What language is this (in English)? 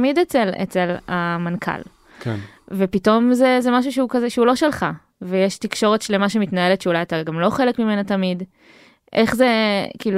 Hebrew